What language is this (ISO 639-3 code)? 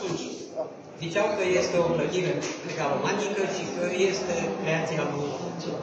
ron